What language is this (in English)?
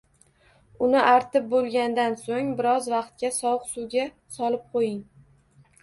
Uzbek